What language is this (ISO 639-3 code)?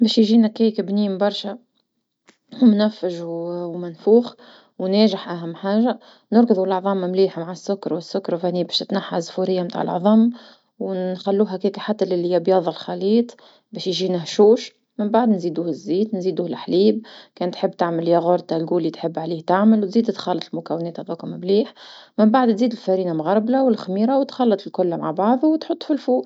aeb